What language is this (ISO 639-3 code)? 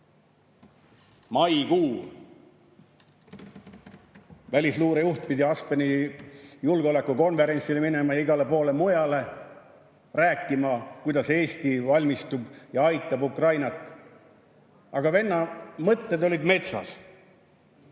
est